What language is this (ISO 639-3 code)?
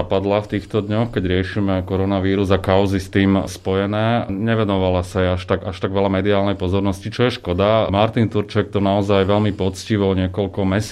slk